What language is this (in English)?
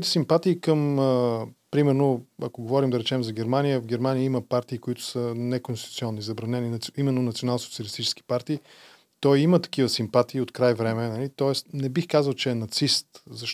Bulgarian